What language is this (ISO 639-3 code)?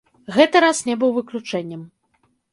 bel